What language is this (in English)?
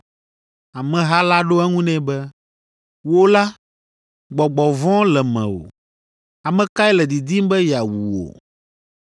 Ewe